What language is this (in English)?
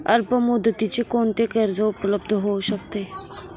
Marathi